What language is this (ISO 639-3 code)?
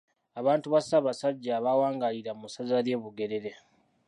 lug